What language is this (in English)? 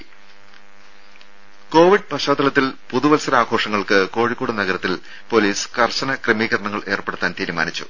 Malayalam